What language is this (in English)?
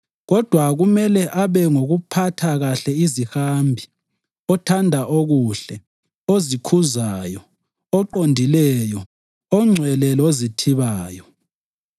North Ndebele